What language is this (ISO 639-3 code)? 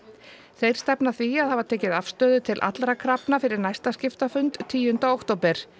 isl